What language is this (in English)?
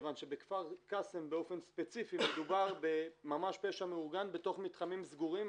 Hebrew